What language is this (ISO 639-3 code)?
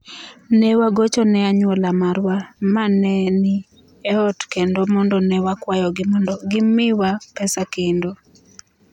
luo